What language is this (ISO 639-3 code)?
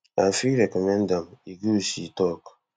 pcm